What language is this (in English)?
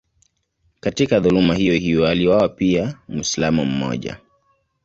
Swahili